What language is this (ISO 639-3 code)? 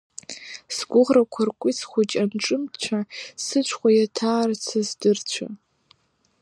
abk